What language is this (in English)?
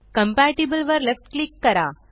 Marathi